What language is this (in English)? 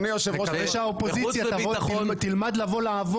Hebrew